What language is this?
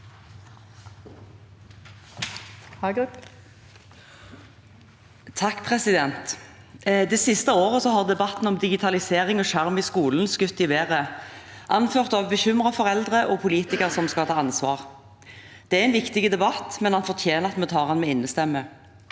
Norwegian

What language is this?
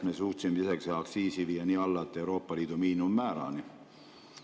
Estonian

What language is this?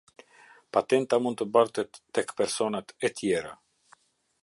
Albanian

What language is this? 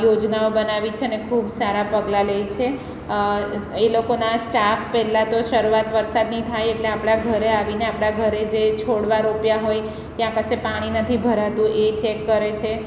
Gujarati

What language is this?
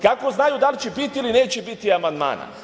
Serbian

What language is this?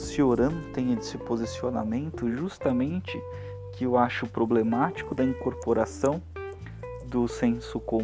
Portuguese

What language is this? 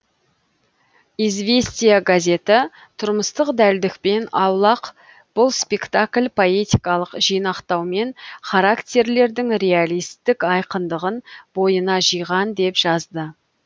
Kazakh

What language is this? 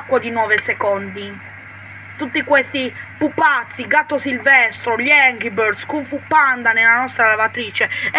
Italian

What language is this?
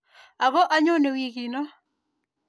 Kalenjin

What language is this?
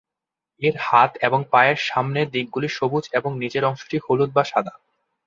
Bangla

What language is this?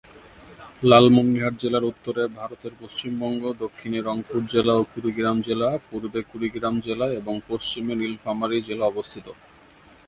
Bangla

